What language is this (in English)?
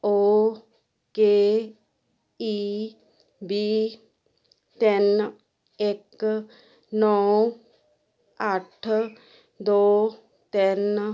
Punjabi